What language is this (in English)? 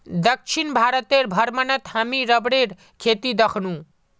Magahi